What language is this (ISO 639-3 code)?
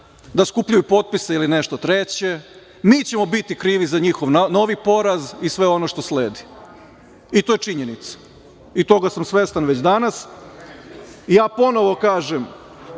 srp